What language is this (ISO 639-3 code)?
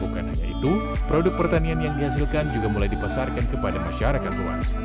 ind